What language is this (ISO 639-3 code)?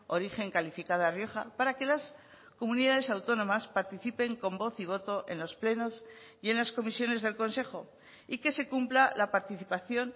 spa